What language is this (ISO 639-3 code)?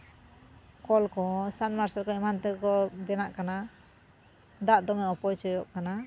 sat